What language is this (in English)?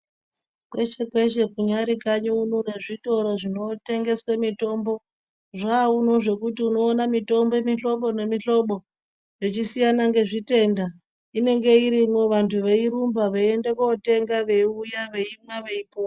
Ndau